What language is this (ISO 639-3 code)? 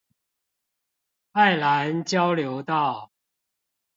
zho